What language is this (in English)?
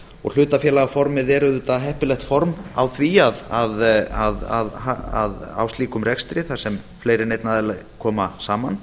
Icelandic